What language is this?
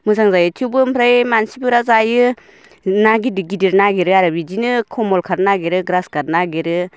Bodo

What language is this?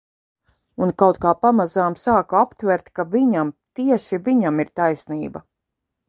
Latvian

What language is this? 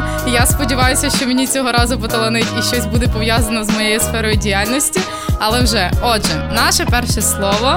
Ukrainian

